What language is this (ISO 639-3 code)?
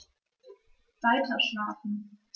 deu